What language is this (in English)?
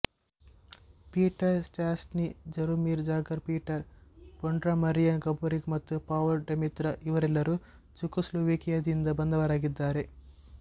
Kannada